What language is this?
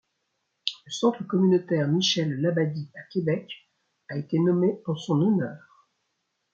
French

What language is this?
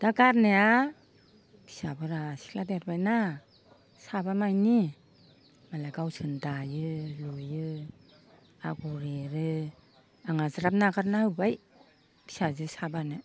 Bodo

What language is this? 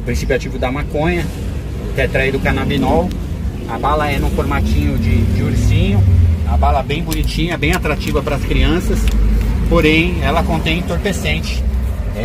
Portuguese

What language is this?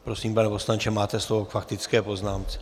Czech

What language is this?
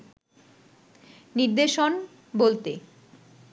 Bangla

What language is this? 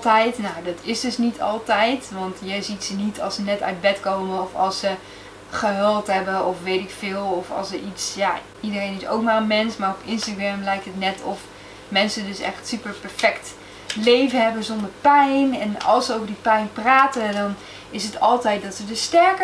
Dutch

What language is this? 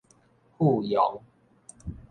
Min Nan Chinese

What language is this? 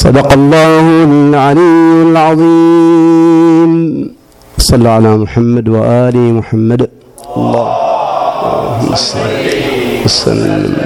Arabic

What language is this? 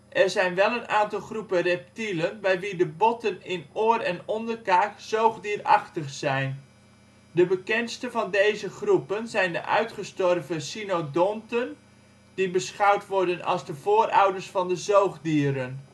Dutch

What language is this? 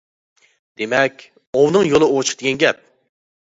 Uyghur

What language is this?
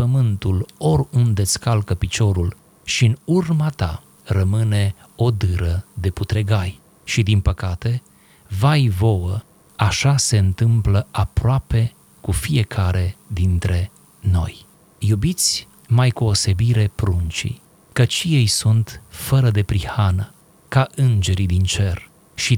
Romanian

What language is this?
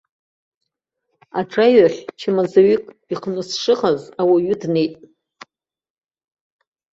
Abkhazian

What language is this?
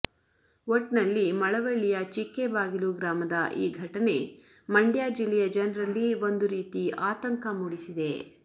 Kannada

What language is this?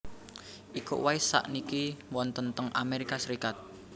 Javanese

